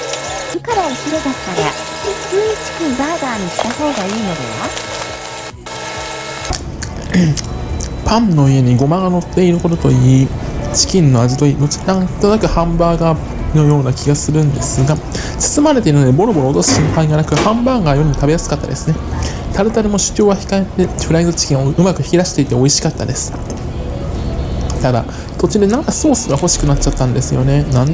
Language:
Japanese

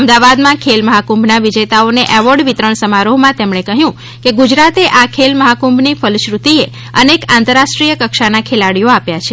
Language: Gujarati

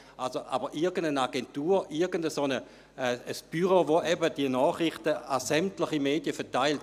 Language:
Swiss German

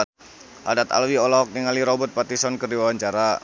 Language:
Sundanese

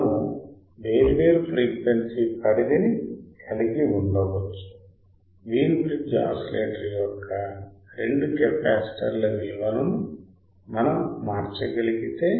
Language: Telugu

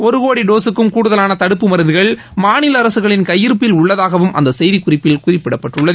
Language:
Tamil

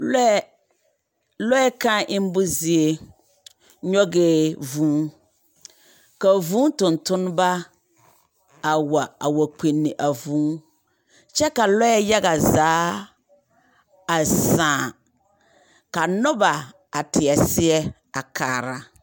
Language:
Southern Dagaare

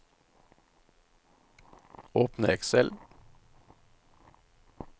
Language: Norwegian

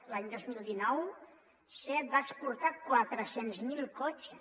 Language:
Catalan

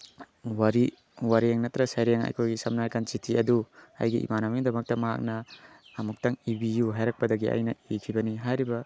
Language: Manipuri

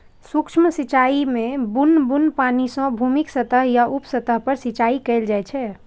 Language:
Maithili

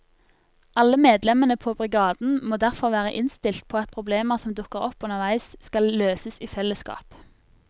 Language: Norwegian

